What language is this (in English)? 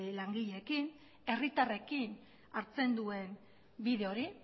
Basque